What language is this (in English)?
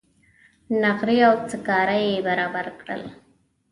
Pashto